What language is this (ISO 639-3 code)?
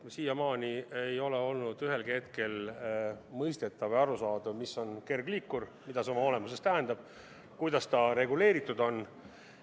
est